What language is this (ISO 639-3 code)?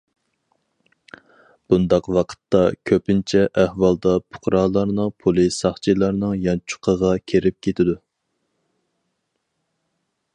uig